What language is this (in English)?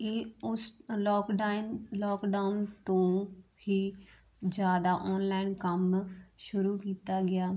Punjabi